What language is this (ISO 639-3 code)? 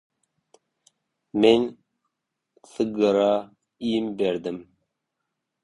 tuk